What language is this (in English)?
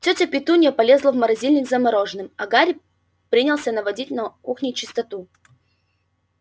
Russian